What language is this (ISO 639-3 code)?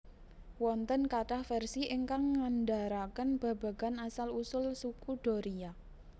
jav